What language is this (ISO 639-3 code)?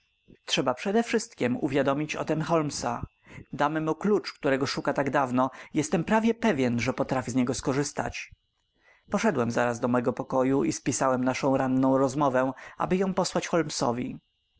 pol